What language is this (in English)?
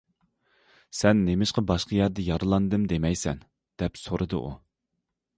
Uyghur